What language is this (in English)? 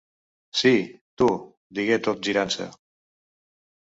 Catalan